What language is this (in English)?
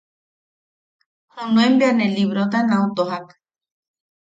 Yaqui